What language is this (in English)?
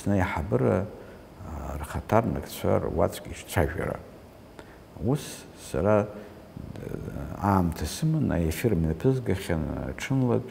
Arabic